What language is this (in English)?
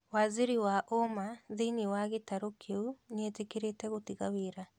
Kikuyu